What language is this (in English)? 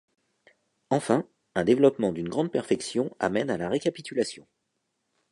French